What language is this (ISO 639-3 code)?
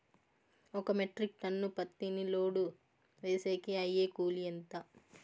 tel